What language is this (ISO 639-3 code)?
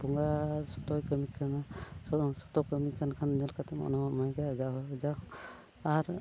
sat